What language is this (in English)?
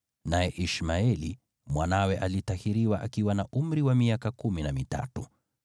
Swahili